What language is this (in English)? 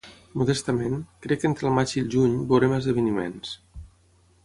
Catalan